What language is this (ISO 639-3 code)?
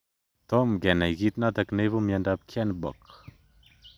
kln